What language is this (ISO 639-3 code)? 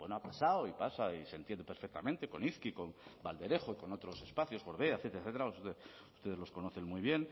spa